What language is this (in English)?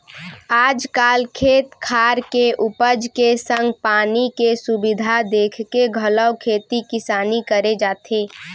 Chhattisgarhi